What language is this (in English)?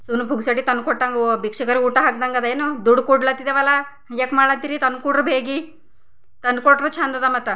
Kannada